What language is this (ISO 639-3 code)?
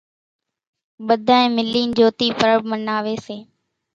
gjk